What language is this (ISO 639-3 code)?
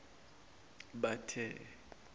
zul